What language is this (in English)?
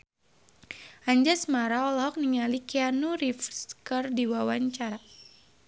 Sundanese